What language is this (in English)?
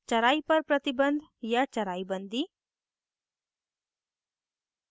Hindi